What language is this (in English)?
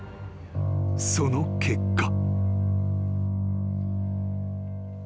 Japanese